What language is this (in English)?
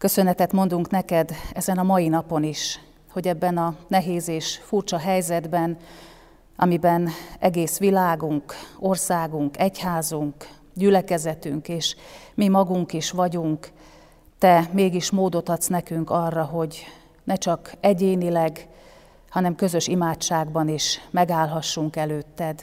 Hungarian